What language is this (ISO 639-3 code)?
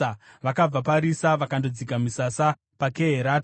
sna